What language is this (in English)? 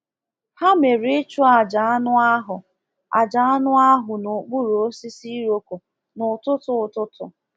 Igbo